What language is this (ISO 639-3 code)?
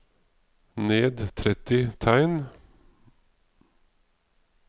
nor